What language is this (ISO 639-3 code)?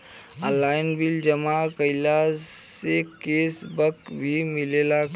bho